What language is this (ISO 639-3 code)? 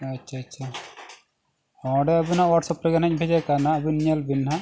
sat